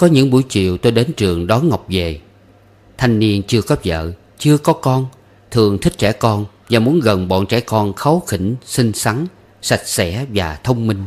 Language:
Vietnamese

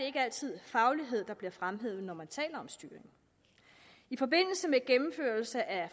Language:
Danish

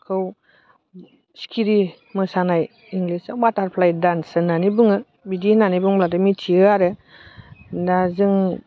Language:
Bodo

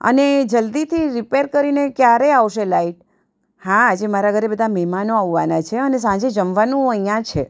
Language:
Gujarati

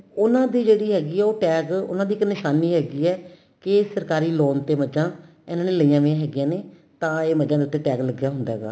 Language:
Punjabi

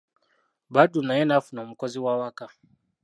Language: Ganda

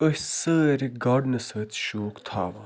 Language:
Kashmiri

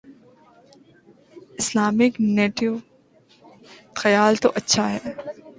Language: Urdu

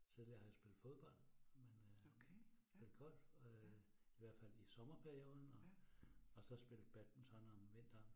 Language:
Danish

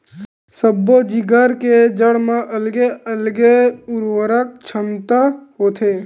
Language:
Chhattisgarhi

